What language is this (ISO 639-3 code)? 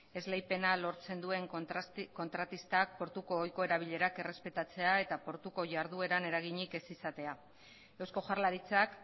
eus